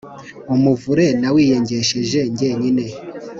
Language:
Kinyarwanda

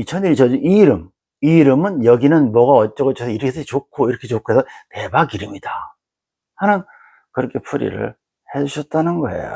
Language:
Korean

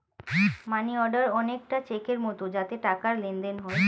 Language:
Bangla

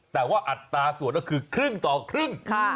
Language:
Thai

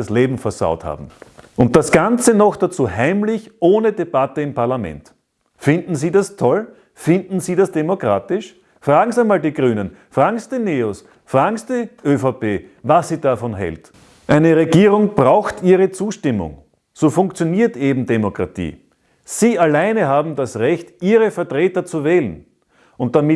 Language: German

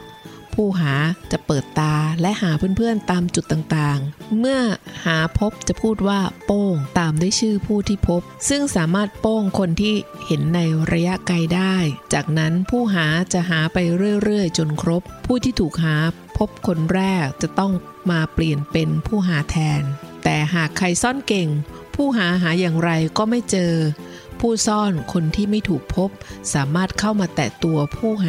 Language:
Thai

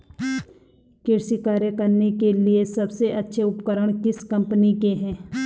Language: Hindi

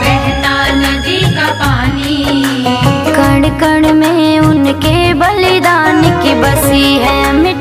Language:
Hindi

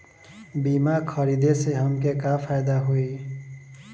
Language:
Bhojpuri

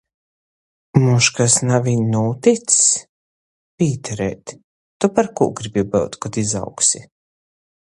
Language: Latgalian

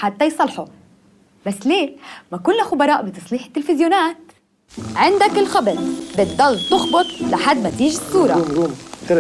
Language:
Arabic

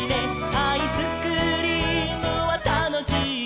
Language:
Japanese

